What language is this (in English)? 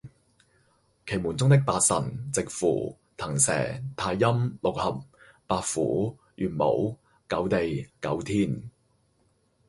Cantonese